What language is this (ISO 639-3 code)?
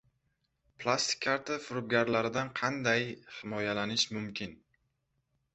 uzb